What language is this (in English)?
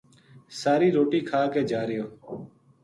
Gujari